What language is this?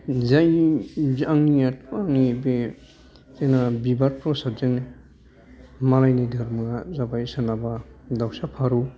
Bodo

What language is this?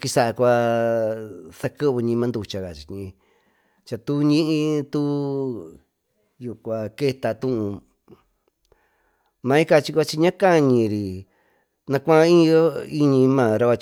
Tututepec Mixtec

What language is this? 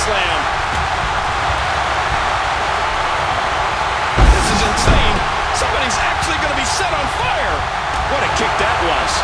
English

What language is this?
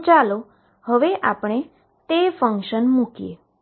Gujarati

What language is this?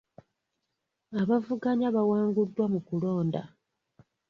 Ganda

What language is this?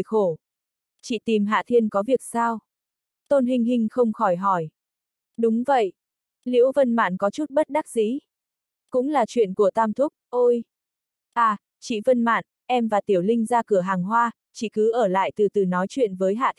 Vietnamese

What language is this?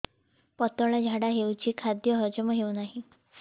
Odia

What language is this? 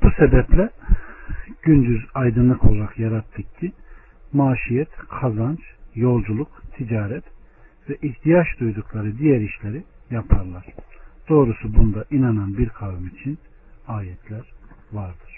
Turkish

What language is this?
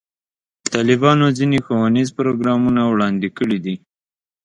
Pashto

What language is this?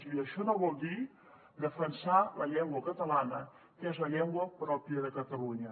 Catalan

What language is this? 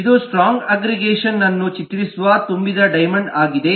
Kannada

